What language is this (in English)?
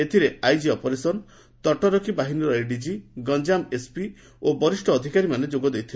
Odia